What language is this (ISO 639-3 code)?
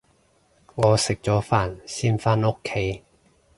yue